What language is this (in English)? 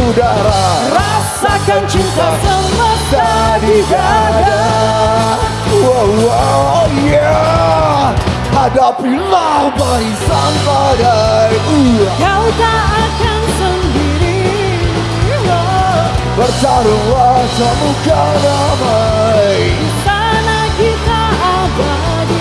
Indonesian